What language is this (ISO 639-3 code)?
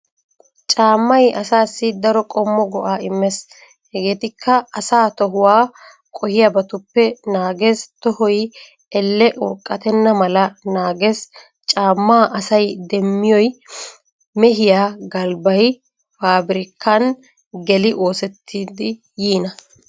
wal